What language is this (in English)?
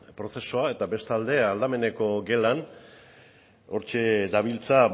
Basque